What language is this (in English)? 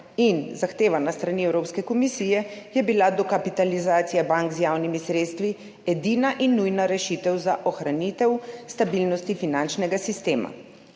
Slovenian